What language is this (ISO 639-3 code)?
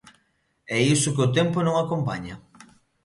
glg